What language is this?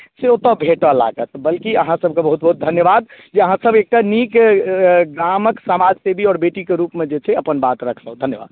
Maithili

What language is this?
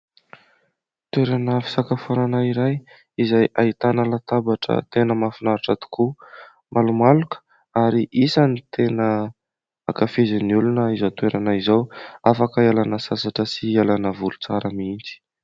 Malagasy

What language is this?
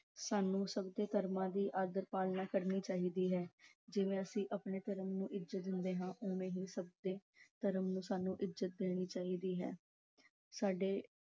Punjabi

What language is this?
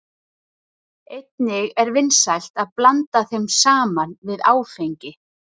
Icelandic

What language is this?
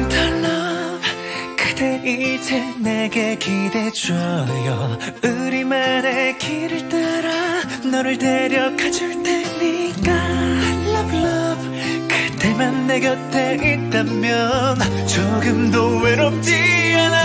Korean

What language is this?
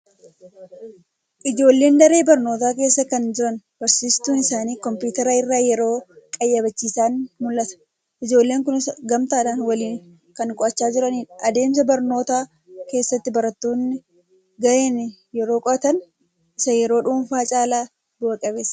Oromo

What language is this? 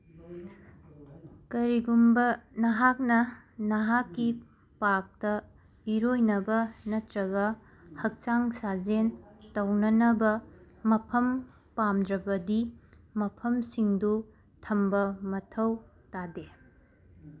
Manipuri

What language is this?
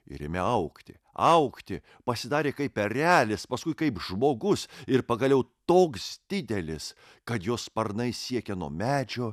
Lithuanian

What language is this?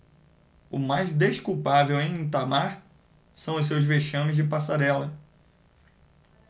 Portuguese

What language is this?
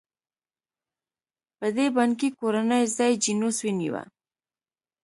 Pashto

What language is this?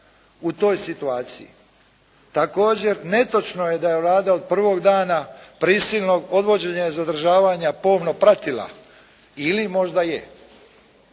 Croatian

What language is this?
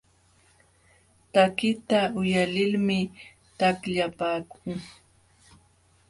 Jauja Wanca Quechua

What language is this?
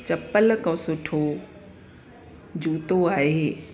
Sindhi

